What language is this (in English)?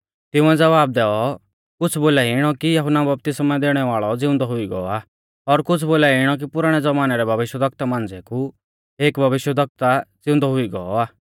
Mahasu Pahari